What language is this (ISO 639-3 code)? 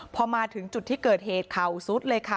tha